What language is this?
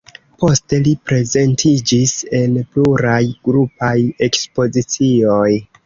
Esperanto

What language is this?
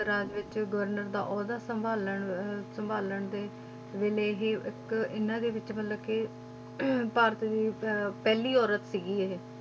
Punjabi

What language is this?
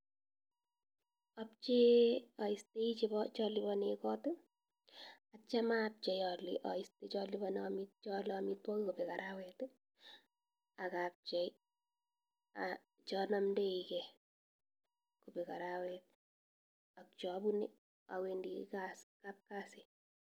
Kalenjin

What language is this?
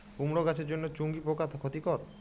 Bangla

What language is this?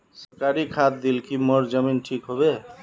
Magahi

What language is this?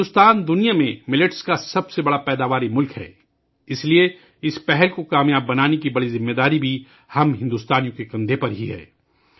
Urdu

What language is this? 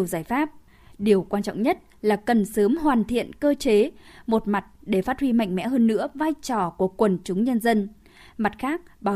Vietnamese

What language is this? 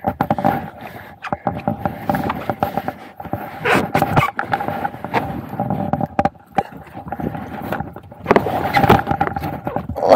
Malay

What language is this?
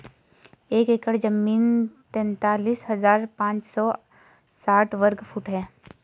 Hindi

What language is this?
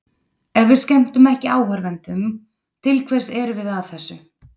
Icelandic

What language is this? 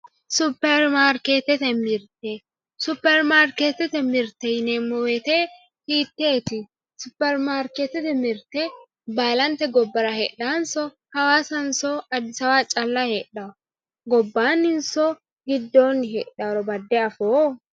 Sidamo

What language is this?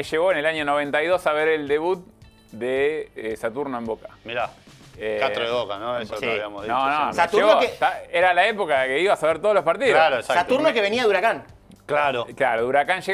Spanish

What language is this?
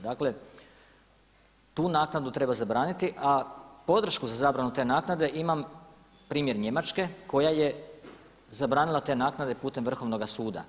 Croatian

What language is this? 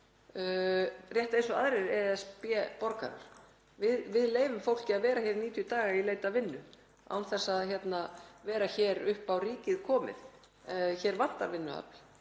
Icelandic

